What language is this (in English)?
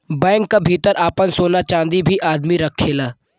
Bhojpuri